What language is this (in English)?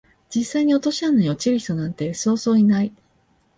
Japanese